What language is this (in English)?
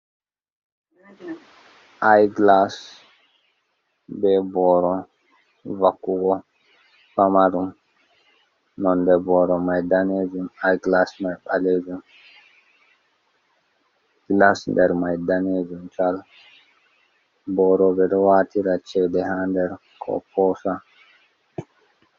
Fula